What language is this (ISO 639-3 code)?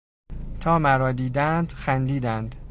fas